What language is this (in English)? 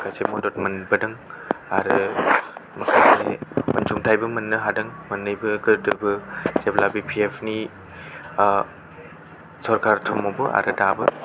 Bodo